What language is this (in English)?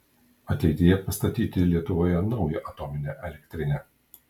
Lithuanian